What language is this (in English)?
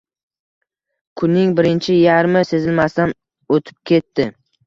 Uzbek